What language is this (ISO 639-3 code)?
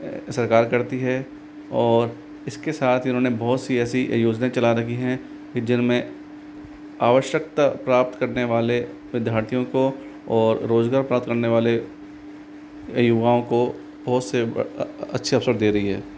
hin